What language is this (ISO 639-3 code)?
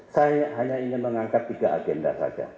ind